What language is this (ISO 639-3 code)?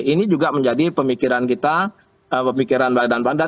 ind